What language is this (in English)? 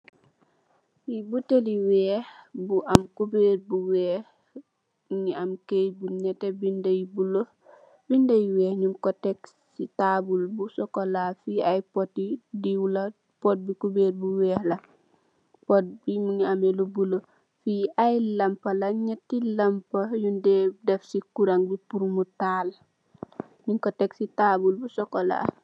Wolof